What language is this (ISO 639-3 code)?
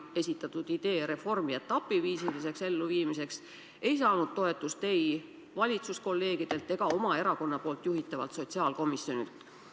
est